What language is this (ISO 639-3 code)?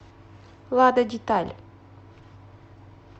rus